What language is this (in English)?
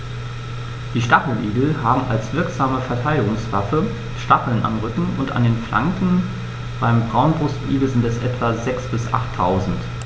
German